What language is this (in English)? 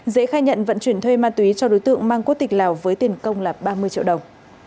Vietnamese